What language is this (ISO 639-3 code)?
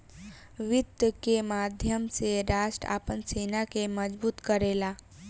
bho